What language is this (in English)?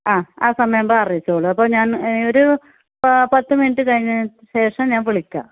Malayalam